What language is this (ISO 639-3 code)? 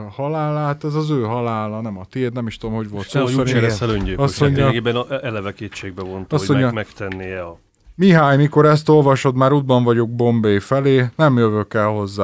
hun